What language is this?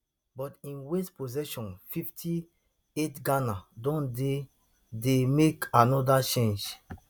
Nigerian Pidgin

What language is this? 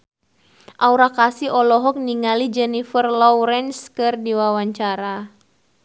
Sundanese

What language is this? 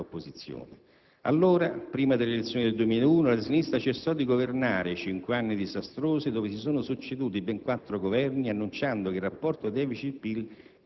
Italian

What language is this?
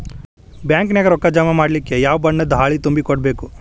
Kannada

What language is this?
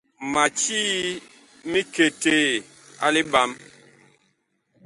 Bakoko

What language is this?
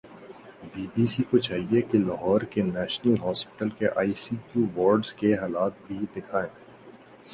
Urdu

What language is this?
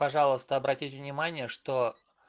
Russian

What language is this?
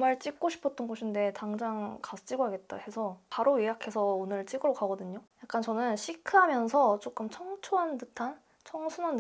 Korean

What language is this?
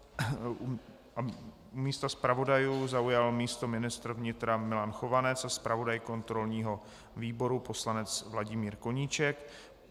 Czech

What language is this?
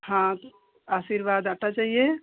Hindi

